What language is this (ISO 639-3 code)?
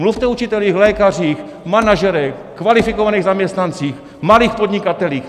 ces